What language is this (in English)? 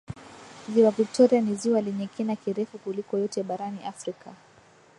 Swahili